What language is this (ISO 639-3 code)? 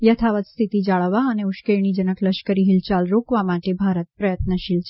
guj